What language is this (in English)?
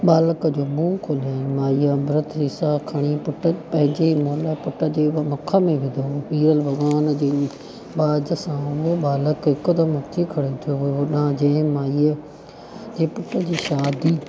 Sindhi